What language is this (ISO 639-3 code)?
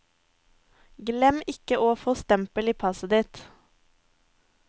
nor